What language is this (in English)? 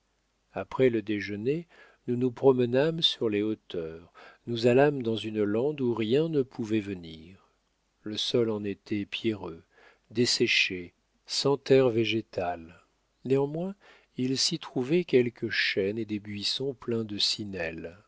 French